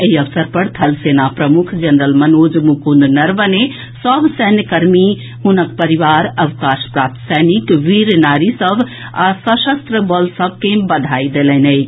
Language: Maithili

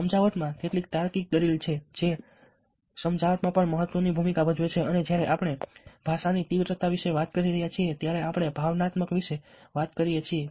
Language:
Gujarati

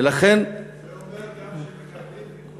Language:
Hebrew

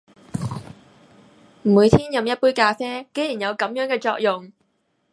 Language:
Cantonese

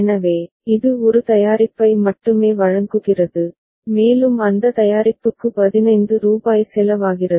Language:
Tamil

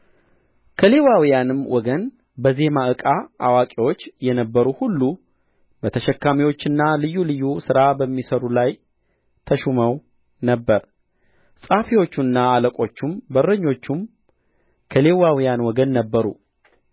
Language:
Amharic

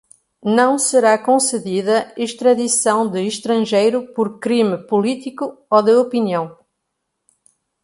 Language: Portuguese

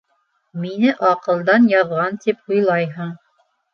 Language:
Bashkir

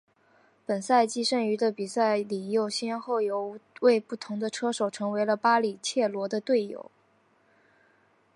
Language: Chinese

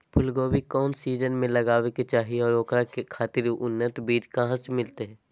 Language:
Magahi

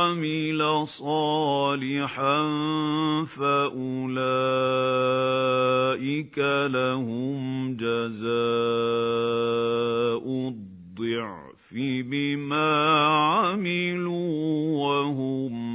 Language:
Arabic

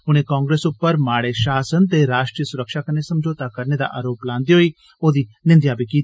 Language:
Dogri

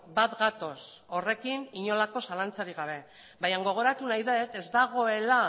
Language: Basque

